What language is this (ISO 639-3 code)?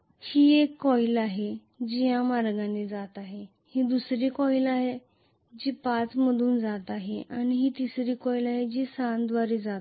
mar